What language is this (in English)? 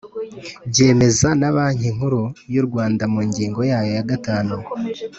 Kinyarwanda